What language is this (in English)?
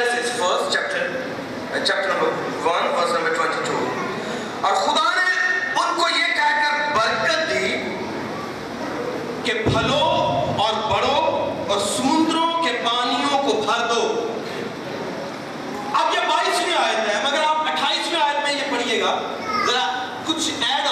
Urdu